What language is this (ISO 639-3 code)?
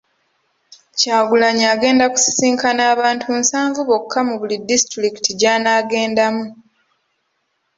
lug